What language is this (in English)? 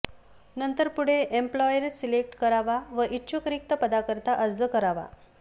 Marathi